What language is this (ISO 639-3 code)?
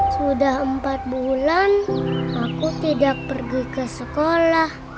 ind